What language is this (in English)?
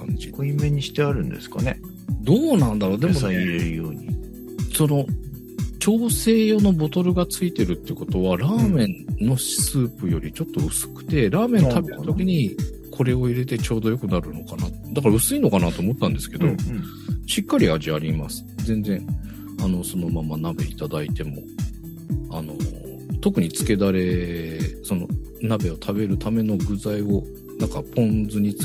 Japanese